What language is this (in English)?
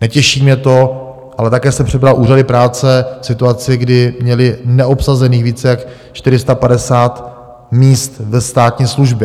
Czech